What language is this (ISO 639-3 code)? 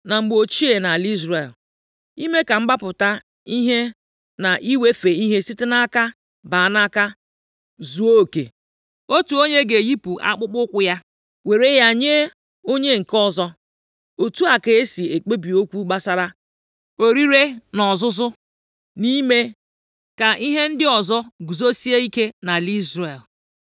ibo